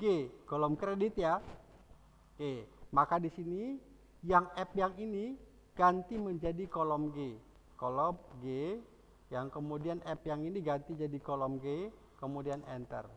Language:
Indonesian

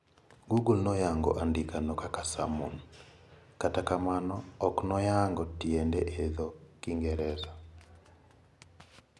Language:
Luo (Kenya and Tanzania)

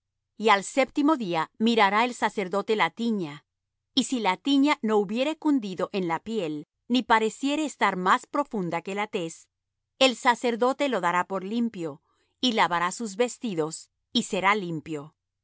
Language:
Spanish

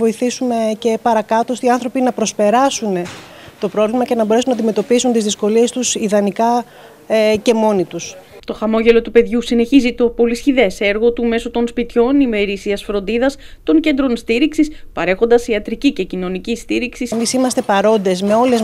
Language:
Greek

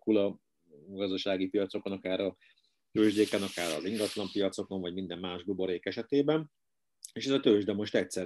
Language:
Hungarian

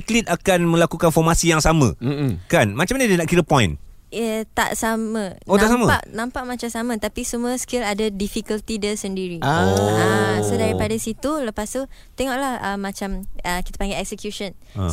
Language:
Malay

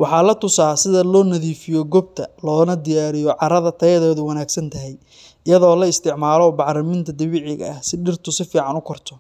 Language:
Somali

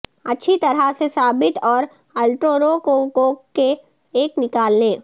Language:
Urdu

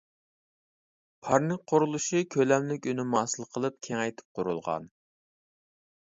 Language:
Uyghur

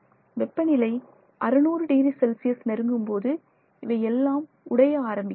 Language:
Tamil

